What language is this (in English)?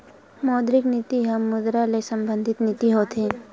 Chhattisgarhi